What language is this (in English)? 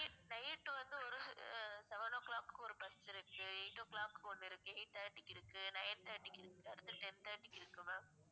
Tamil